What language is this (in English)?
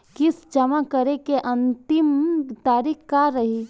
Bhojpuri